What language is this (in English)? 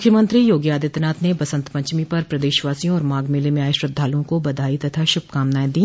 Hindi